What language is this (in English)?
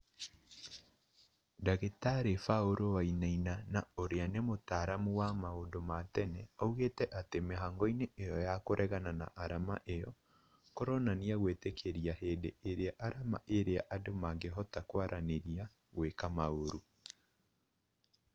Kikuyu